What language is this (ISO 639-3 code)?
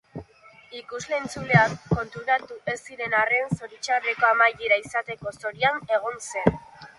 eus